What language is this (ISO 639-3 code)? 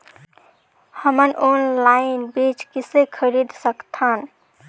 hne